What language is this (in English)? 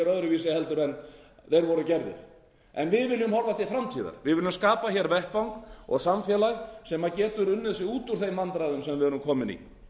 Icelandic